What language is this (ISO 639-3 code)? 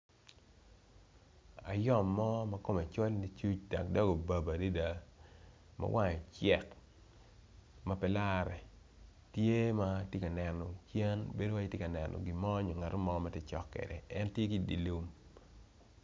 ach